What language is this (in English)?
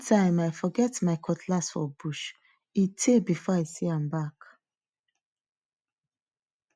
Nigerian Pidgin